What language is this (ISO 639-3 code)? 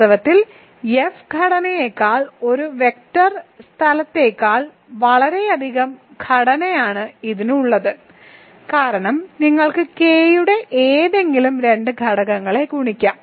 mal